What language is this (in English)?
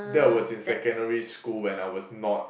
English